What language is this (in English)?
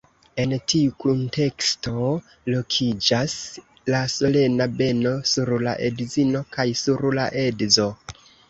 Esperanto